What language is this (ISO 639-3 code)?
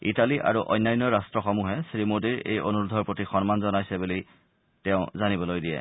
asm